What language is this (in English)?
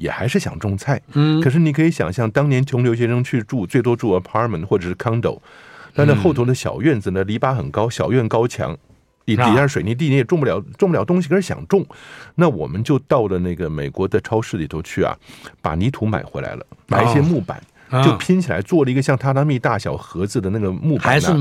Chinese